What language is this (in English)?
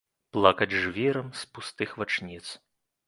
Belarusian